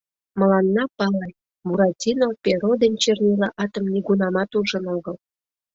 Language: Mari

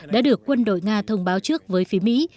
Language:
Vietnamese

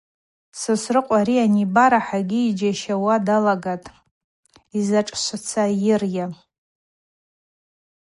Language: Abaza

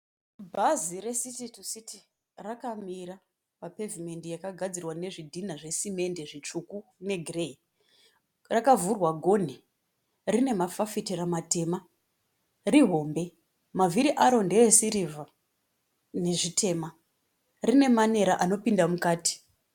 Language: Shona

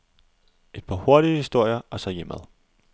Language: Danish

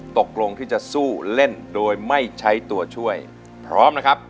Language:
Thai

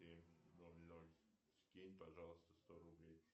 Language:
Russian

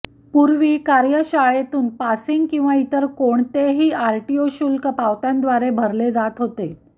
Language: Marathi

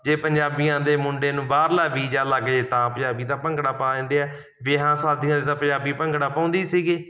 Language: Punjabi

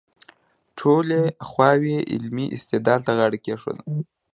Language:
Pashto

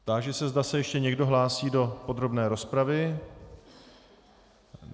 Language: Czech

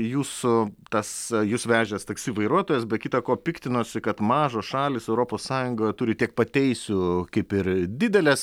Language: Lithuanian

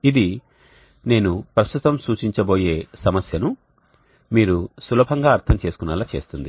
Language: Telugu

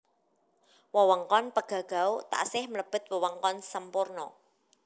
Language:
Javanese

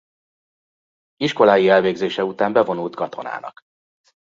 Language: Hungarian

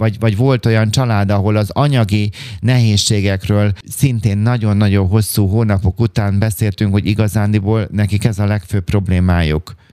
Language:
Hungarian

